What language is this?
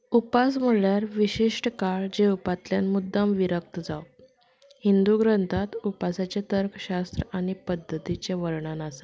Konkani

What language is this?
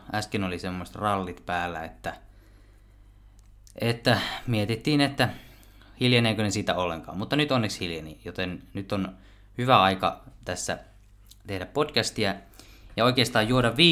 Finnish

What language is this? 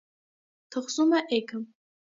Armenian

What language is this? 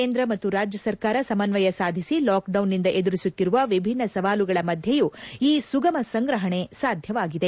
Kannada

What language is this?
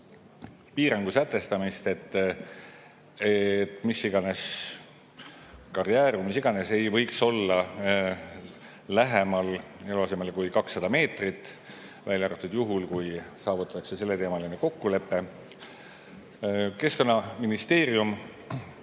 Estonian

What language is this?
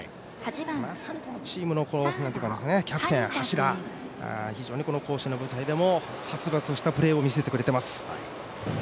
Japanese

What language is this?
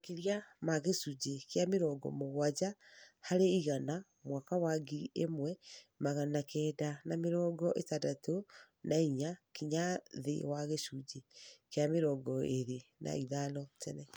Kikuyu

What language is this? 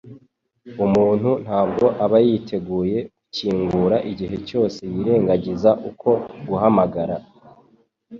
Kinyarwanda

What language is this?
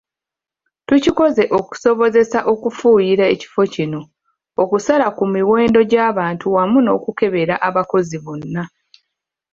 Ganda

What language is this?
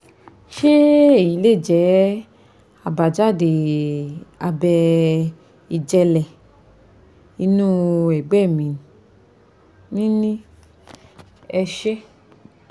Yoruba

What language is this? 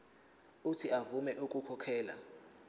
Zulu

